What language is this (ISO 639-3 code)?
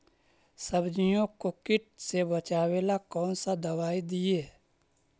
mag